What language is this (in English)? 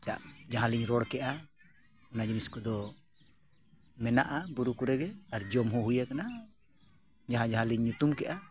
Santali